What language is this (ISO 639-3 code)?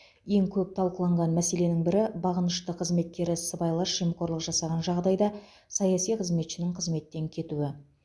kaz